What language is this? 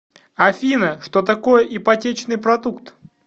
Russian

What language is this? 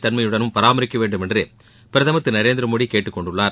Tamil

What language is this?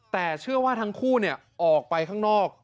Thai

